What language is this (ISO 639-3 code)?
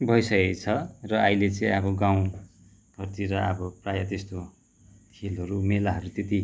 nep